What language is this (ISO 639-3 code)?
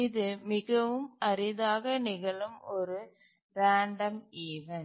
tam